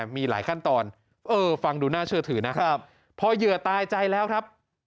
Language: Thai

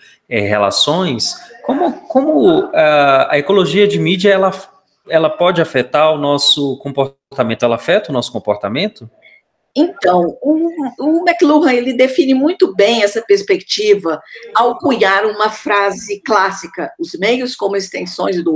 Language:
Portuguese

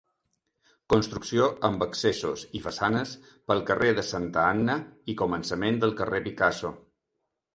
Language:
Catalan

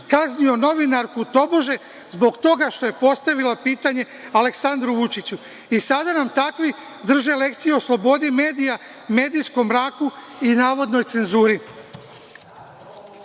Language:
Serbian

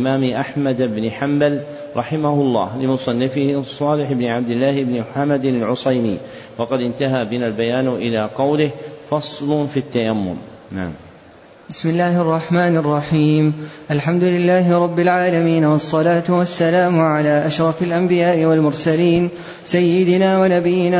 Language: Arabic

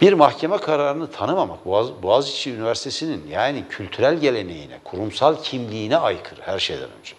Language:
Turkish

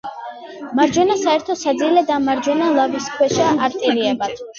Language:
Georgian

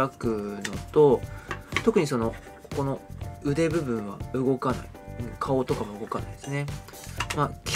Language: Japanese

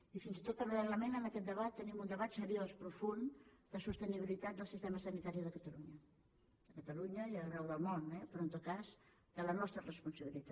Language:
Catalan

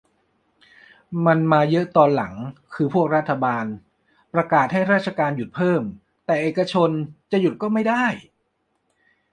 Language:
Thai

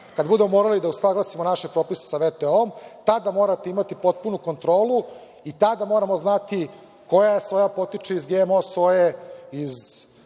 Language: Serbian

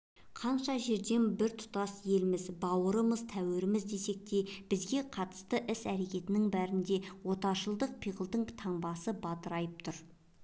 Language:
Kazakh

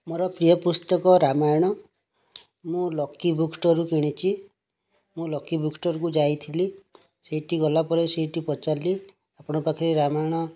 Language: Odia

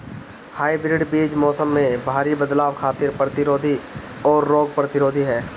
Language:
Bhojpuri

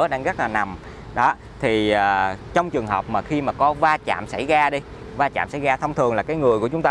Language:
Vietnamese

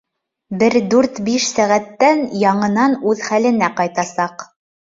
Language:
Bashkir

